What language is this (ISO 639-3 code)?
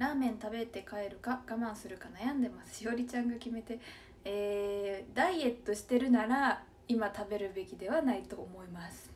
jpn